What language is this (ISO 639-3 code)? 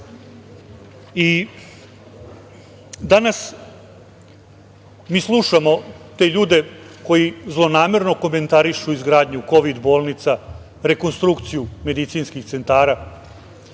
srp